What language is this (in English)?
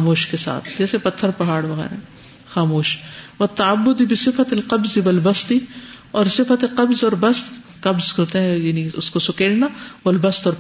Urdu